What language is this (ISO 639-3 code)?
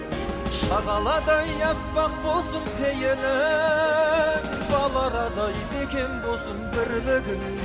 kaz